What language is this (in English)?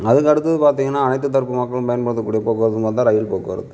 Tamil